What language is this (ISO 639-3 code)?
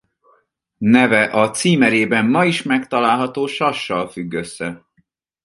hun